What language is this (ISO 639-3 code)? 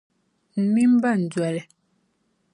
dag